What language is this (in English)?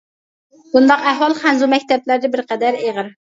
Uyghur